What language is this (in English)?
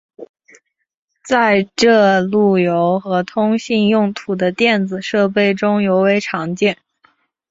Chinese